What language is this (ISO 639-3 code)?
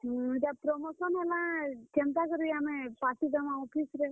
ori